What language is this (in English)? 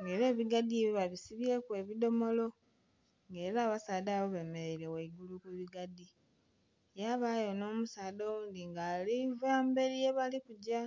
Soga